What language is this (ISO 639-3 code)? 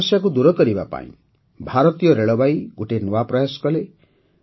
ori